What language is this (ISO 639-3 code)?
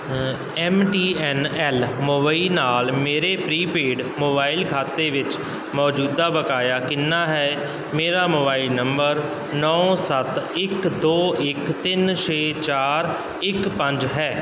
pan